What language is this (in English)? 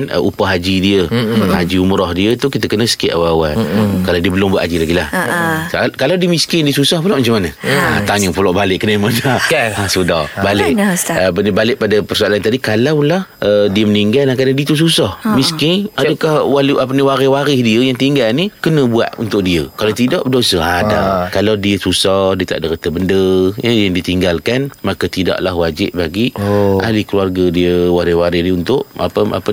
Malay